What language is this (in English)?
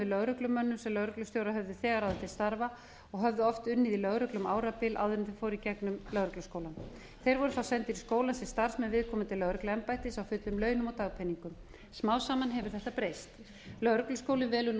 Icelandic